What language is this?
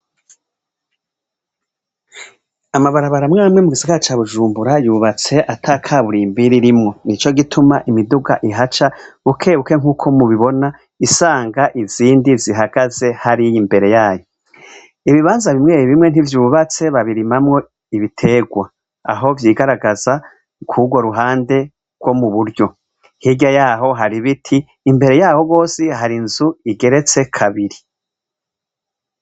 Rundi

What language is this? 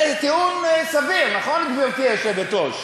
Hebrew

